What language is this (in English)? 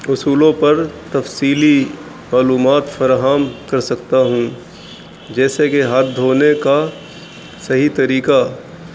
Urdu